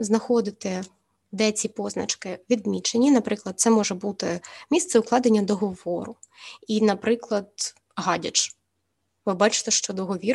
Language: Ukrainian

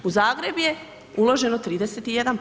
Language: Croatian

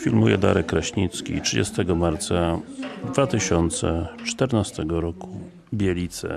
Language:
Polish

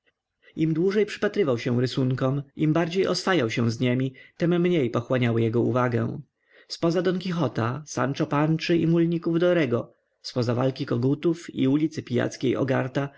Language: Polish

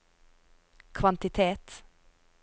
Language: Norwegian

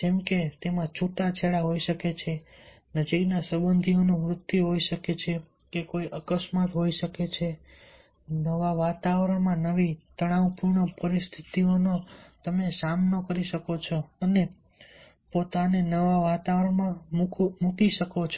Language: Gujarati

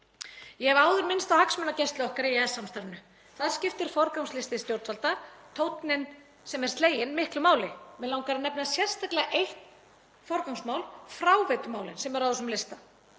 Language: Icelandic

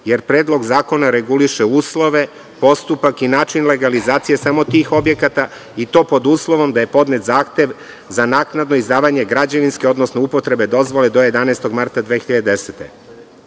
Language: Serbian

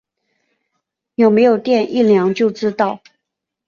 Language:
Chinese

